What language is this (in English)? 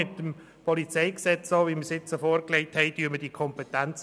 Swiss German